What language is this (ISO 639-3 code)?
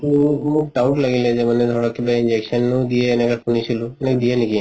asm